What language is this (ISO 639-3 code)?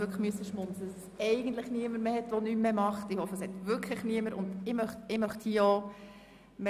gsw